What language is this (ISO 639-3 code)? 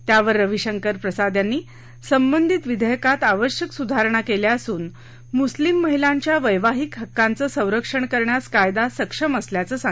mar